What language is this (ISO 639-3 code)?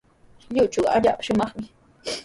qws